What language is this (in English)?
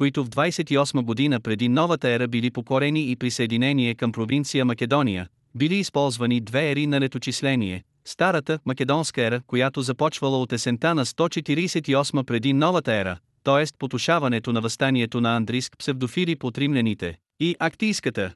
Bulgarian